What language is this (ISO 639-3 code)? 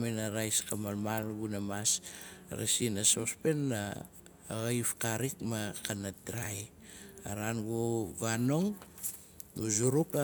nal